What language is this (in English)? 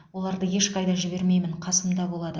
Kazakh